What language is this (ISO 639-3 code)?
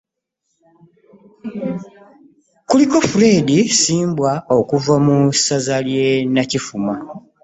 lug